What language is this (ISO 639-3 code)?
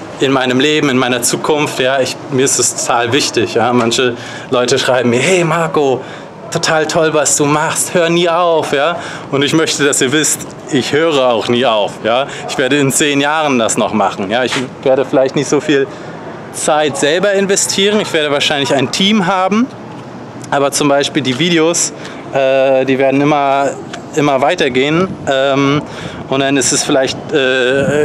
deu